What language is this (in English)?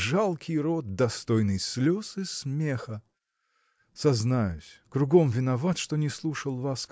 Russian